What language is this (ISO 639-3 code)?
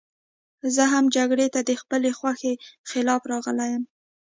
pus